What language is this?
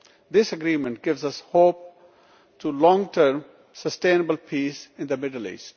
English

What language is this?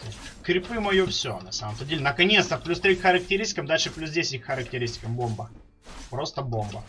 Russian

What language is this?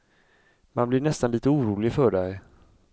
Swedish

